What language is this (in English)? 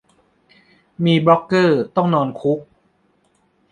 Thai